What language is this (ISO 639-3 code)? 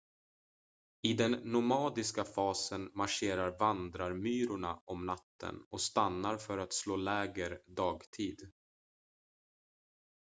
swe